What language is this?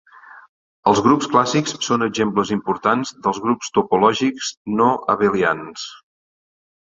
Catalan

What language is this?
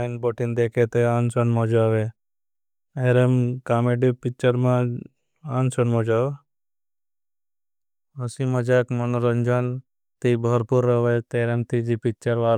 Bhili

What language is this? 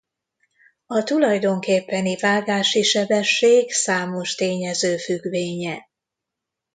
Hungarian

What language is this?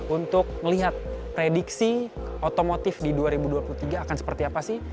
Indonesian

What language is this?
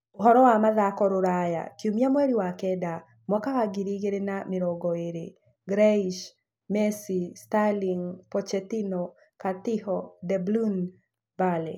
Kikuyu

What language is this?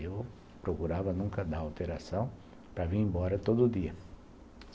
Portuguese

